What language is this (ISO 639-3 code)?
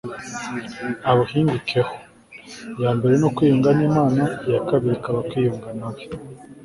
kin